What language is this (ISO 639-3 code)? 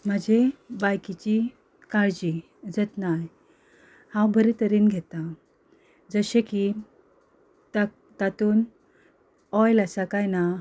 kok